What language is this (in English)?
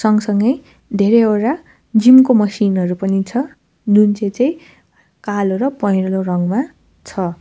Nepali